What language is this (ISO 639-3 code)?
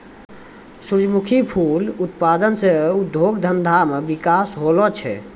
mai